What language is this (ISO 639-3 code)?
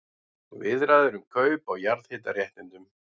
isl